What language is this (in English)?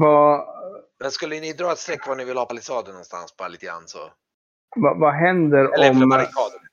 Swedish